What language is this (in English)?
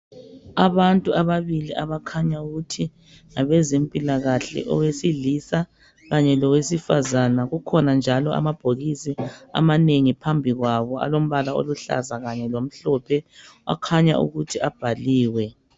North Ndebele